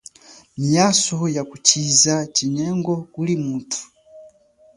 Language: Chokwe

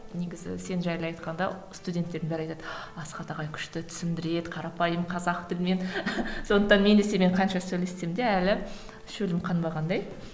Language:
Kazakh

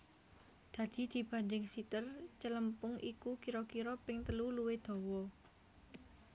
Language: Javanese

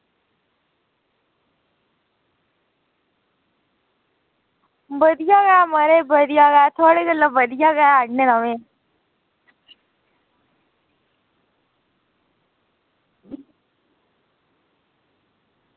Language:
Dogri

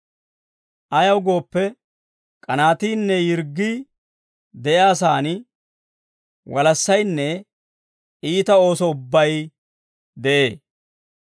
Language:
Dawro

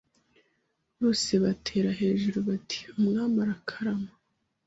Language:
Kinyarwanda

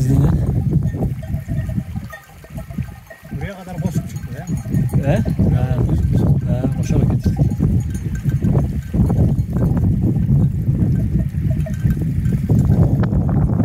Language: Turkish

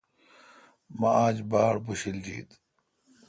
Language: Kalkoti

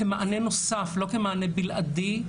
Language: Hebrew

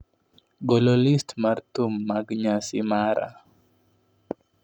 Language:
Luo (Kenya and Tanzania)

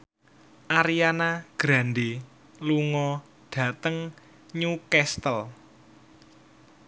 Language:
Javanese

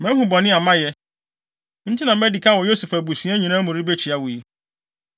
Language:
Akan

